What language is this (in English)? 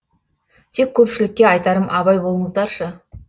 Kazakh